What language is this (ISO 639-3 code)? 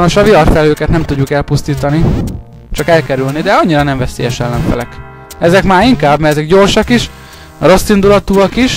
hun